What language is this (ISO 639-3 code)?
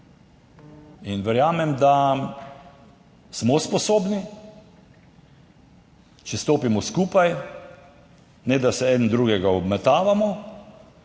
slv